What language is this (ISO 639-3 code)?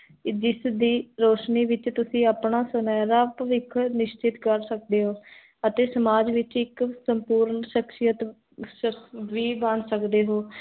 pan